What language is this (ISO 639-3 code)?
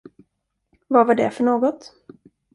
swe